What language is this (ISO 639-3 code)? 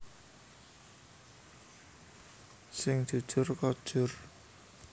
jav